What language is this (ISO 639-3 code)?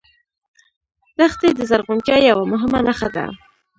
pus